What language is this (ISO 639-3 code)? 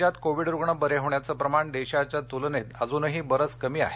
mar